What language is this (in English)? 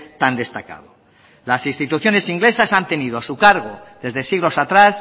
Spanish